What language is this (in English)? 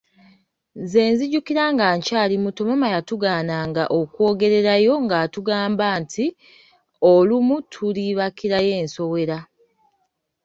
Ganda